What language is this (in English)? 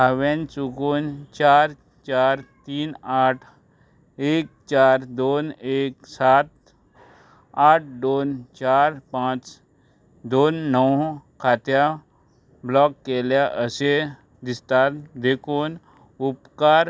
Konkani